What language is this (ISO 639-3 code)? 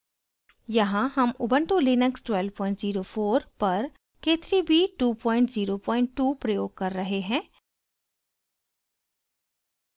hin